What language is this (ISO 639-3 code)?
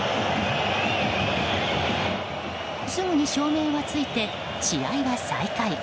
jpn